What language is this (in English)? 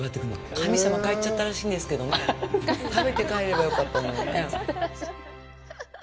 Japanese